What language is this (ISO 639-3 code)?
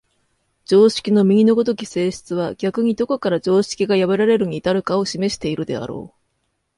jpn